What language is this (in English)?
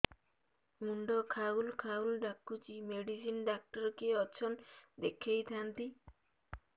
Odia